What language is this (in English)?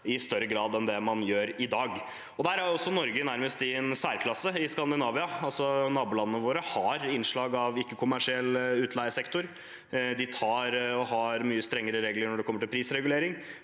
Norwegian